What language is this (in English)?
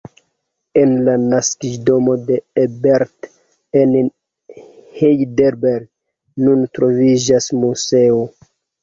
Esperanto